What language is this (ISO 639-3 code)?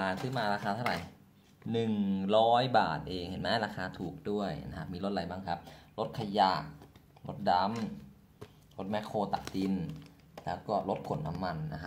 tha